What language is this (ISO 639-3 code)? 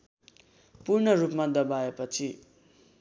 nep